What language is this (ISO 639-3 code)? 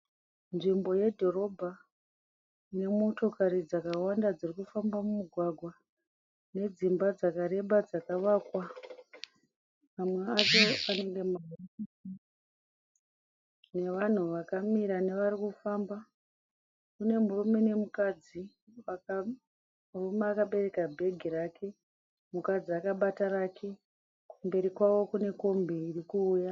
sna